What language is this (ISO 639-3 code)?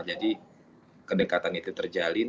ind